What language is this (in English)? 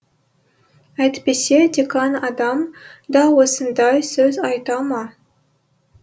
Kazakh